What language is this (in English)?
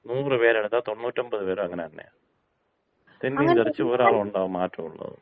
Malayalam